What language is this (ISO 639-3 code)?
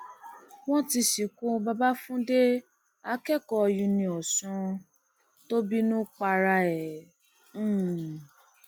yor